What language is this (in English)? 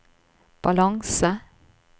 Norwegian